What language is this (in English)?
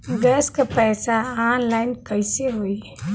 Bhojpuri